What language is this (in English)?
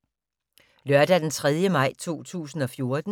Danish